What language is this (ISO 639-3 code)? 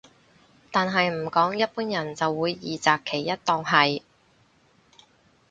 yue